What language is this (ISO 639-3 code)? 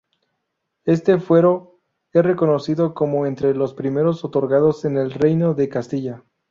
spa